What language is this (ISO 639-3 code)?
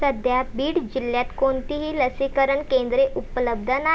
mar